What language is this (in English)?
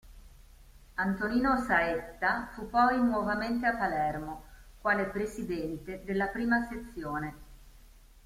Italian